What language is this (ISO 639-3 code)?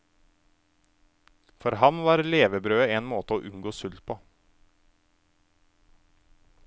nor